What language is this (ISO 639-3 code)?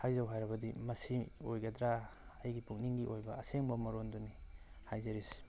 mni